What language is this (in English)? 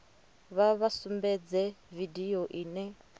Venda